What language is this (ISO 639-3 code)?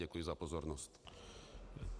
ces